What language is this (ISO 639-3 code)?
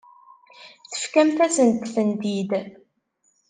kab